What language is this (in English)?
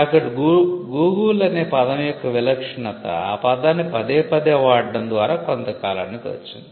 Telugu